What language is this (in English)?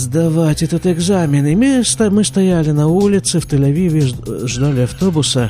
Russian